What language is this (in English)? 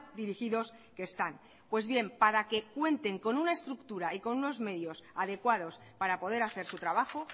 Spanish